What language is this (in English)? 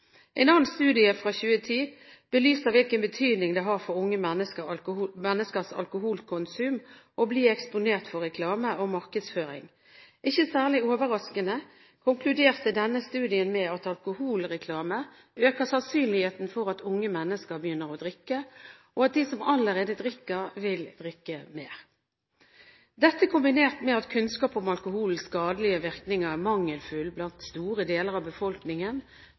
Norwegian Bokmål